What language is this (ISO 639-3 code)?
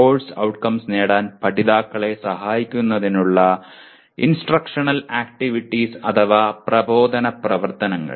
mal